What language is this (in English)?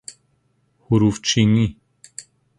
Persian